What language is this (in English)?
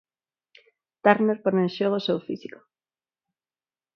Galician